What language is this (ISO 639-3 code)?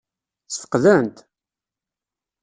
kab